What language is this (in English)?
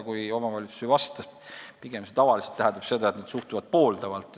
Estonian